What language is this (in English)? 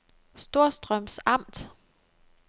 Danish